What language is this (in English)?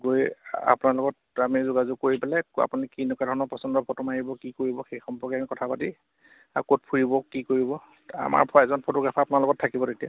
Assamese